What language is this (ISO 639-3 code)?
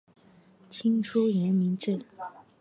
zho